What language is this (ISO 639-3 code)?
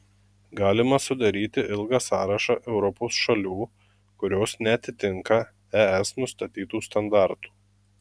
lit